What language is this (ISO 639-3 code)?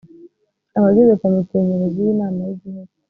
kin